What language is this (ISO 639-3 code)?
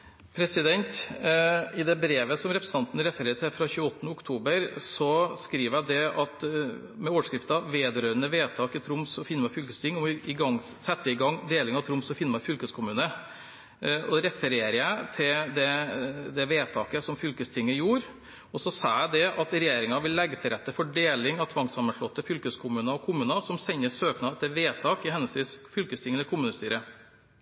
nob